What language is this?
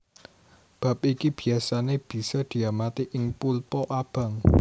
Javanese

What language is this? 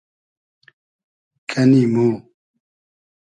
Hazaragi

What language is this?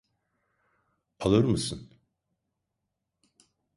Turkish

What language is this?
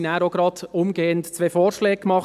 Swiss German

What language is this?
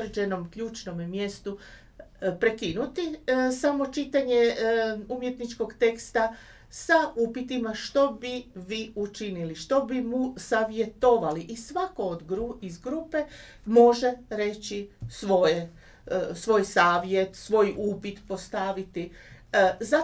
Croatian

